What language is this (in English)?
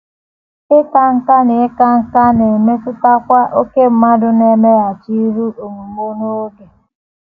Igbo